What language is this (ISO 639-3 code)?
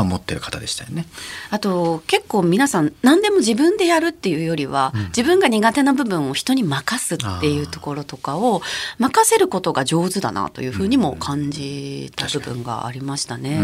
jpn